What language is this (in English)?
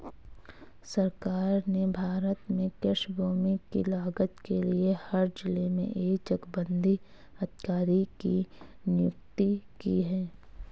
Hindi